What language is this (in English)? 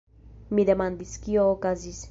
Esperanto